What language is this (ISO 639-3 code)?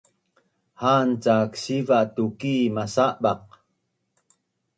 bnn